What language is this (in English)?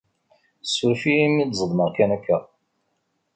Kabyle